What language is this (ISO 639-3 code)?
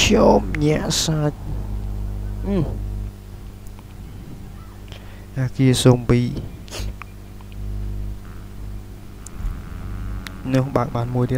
vie